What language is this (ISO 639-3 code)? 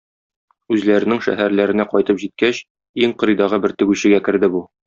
tat